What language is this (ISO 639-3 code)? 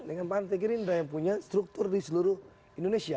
ind